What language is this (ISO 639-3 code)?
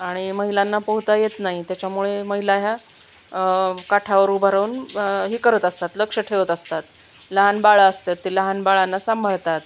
mar